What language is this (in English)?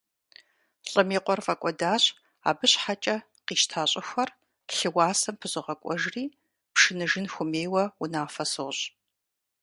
Kabardian